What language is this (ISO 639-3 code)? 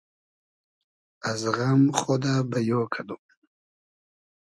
haz